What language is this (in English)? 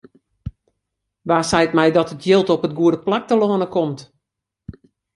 Western Frisian